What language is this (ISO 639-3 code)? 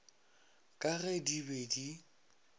nso